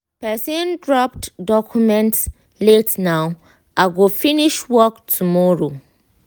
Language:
Nigerian Pidgin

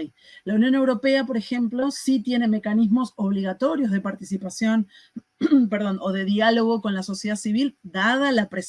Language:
Spanish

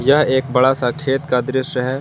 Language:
Hindi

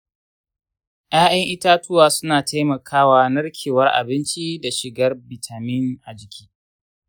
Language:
Hausa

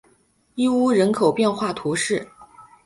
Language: Chinese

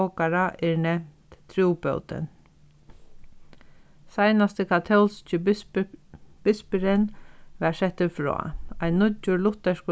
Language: Faroese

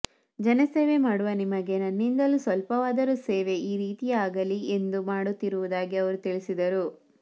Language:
Kannada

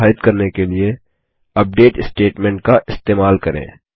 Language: Hindi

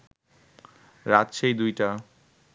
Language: Bangla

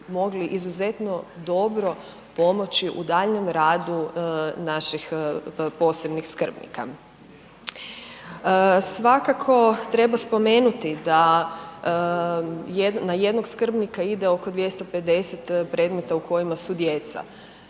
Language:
Croatian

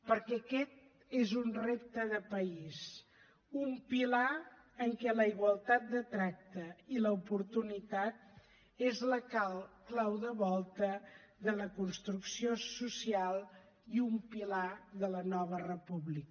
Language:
Catalan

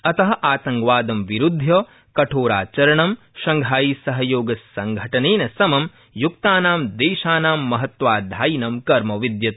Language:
Sanskrit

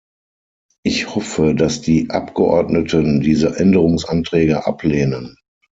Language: German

